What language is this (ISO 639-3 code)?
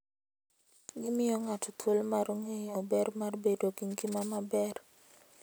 luo